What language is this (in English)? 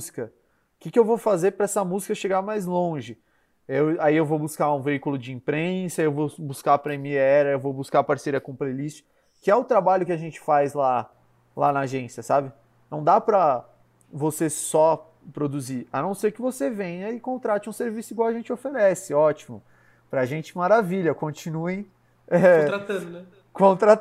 Portuguese